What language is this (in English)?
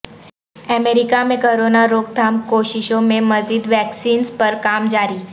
Urdu